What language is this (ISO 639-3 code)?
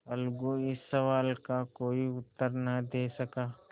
hin